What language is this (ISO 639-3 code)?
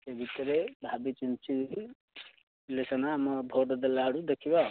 ori